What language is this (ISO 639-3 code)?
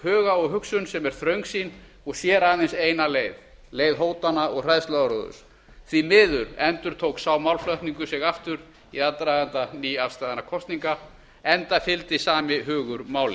isl